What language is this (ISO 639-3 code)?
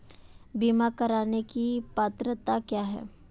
hin